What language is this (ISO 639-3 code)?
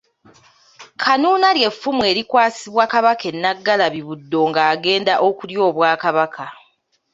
lug